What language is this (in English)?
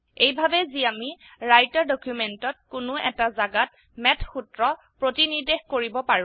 Assamese